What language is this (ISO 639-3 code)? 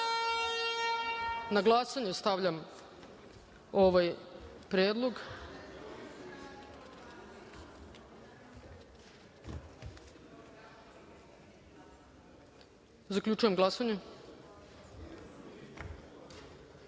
srp